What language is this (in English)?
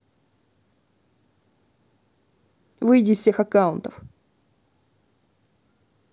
Russian